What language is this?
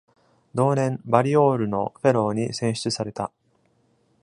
Japanese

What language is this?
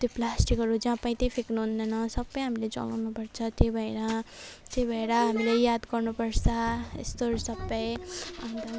Nepali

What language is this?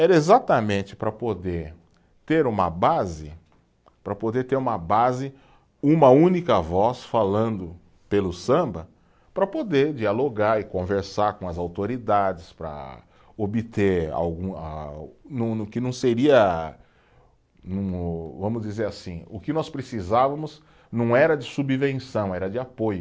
Portuguese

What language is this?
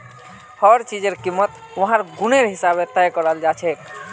Magahi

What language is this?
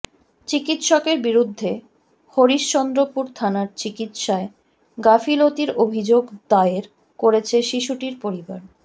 Bangla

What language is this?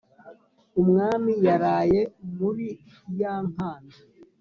Kinyarwanda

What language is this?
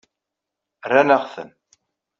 Kabyle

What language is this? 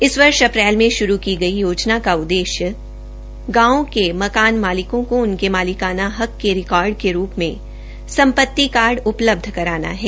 Hindi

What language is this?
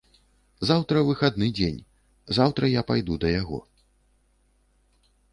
Belarusian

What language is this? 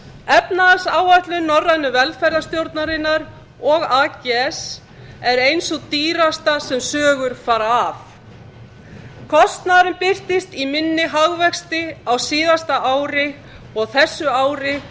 Icelandic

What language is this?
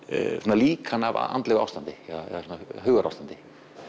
Icelandic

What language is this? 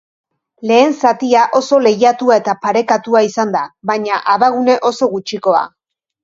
Basque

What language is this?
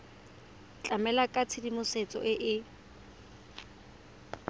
Tswana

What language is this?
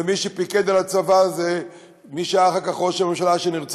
Hebrew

